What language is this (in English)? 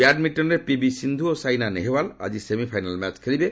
Odia